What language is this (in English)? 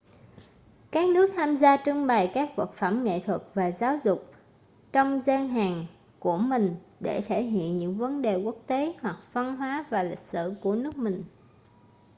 Vietnamese